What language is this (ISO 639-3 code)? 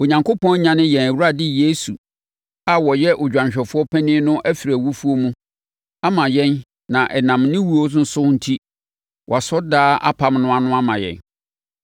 aka